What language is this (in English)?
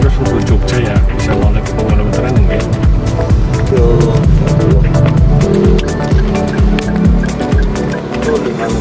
Indonesian